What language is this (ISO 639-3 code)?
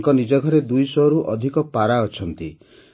ori